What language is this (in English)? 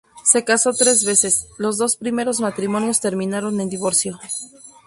Spanish